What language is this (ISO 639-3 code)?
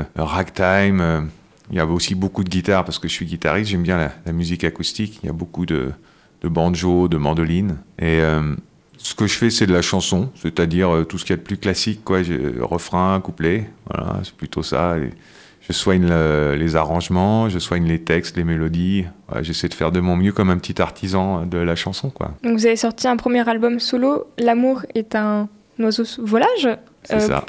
fra